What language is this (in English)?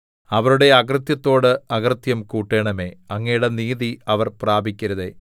Malayalam